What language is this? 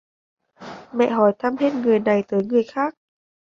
Vietnamese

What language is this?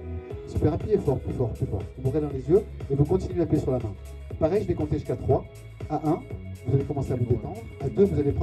French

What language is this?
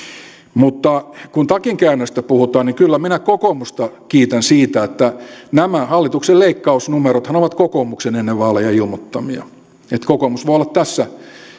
Finnish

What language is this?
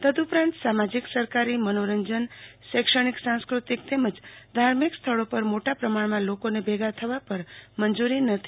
Gujarati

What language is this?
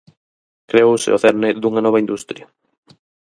Galician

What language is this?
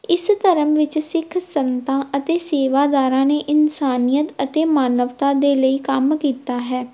Punjabi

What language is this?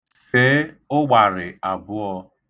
Igbo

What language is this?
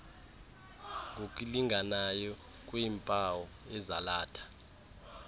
Xhosa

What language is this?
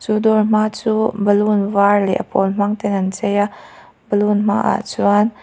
Mizo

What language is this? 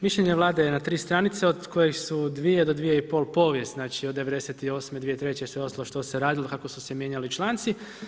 Croatian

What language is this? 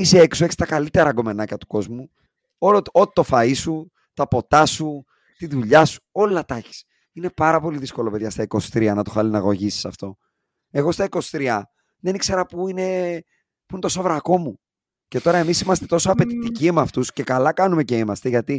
Greek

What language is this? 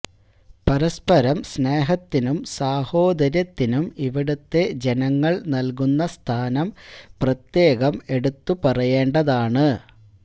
Malayalam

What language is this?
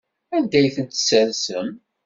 Kabyle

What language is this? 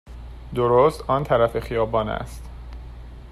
Persian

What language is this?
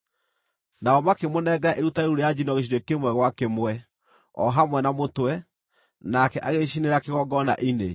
Kikuyu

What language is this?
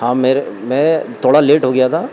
Urdu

